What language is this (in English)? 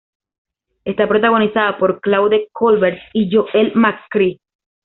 Spanish